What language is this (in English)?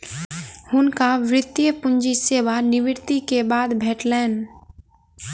Maithili